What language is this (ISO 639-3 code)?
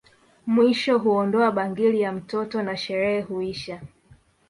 swa